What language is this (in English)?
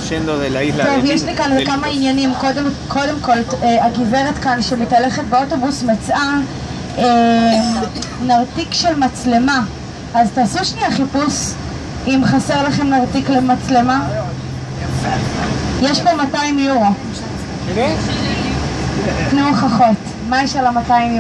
Hebrew